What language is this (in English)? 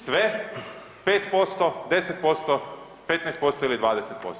Croatian